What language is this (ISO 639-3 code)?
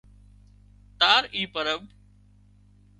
kxp